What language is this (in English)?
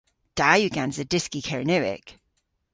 Cornish